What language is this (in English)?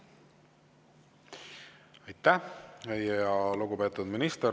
Estonian